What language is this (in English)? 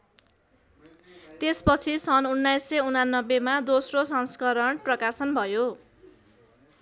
Nepali